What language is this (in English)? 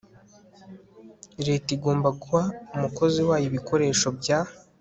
Kinyarwanda